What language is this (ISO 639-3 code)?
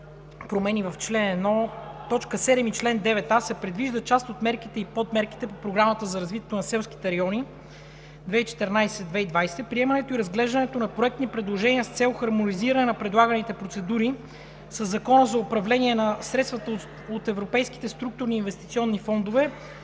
bul